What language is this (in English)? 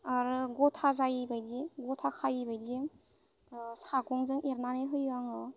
Bodo